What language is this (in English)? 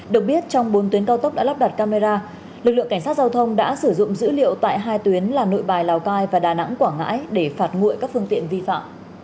Vietnamese